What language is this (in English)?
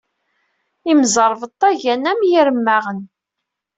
Kabyle